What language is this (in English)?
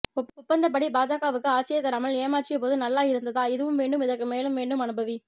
Tamil